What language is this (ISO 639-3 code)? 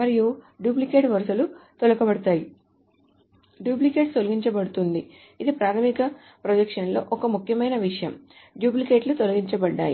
tel